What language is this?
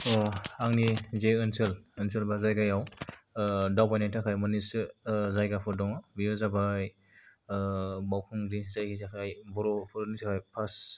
Bodo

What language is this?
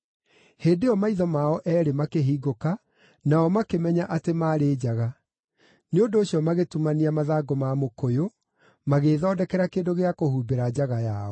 Kikuyu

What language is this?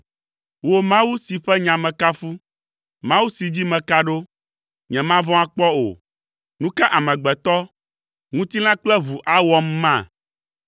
Ewe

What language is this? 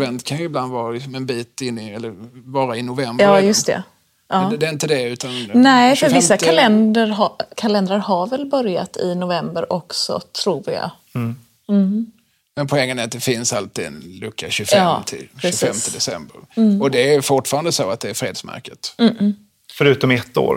Swedish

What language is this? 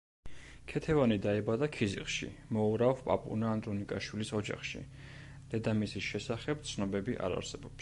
Georgian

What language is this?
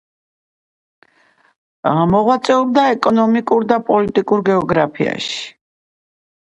Georgian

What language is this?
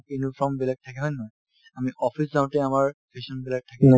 Assamese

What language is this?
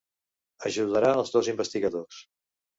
Catalan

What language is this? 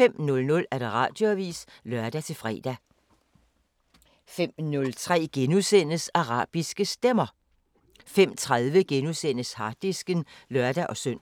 Danish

